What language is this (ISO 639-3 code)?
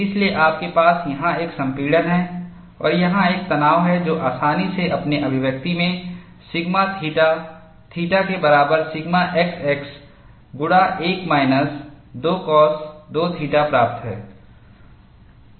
hin